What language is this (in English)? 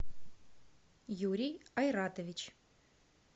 Russian